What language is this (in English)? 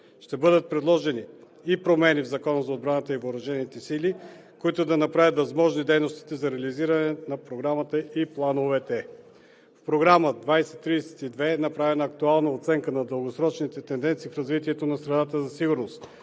Bulgarian